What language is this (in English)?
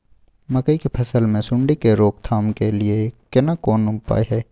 Maithili